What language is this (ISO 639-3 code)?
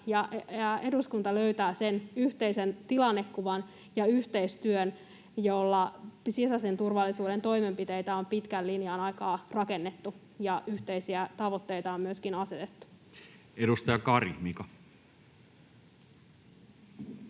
fin